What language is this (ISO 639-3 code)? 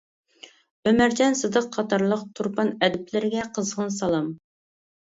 uig